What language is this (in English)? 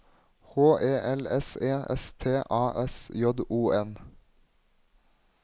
Norwegian